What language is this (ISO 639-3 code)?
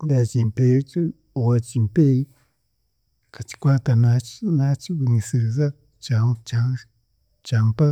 cgg